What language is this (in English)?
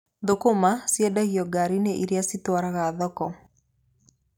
Kikuyu